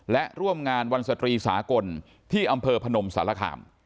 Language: Thai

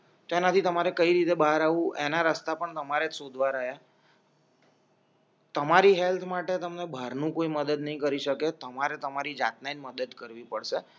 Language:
Gujarati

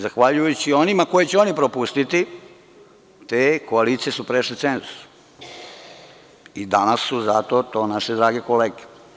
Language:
Serbian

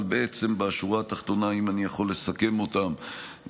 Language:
Hebrew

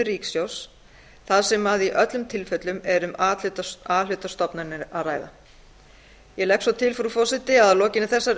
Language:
Icelandic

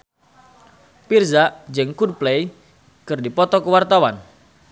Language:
Sundanese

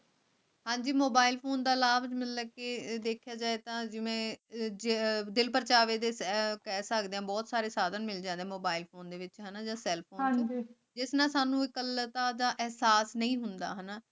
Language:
Punjabi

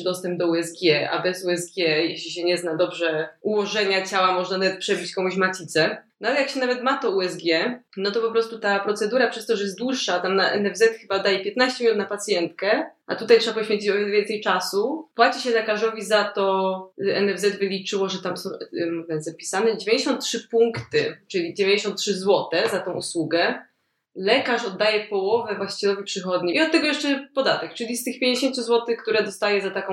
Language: Polish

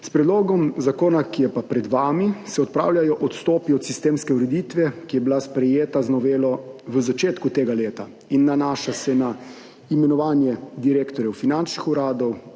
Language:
Slovenian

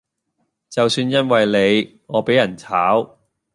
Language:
Cantonese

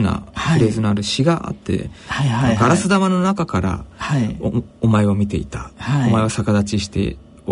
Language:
Japanese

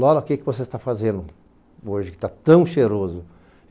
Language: Portuguese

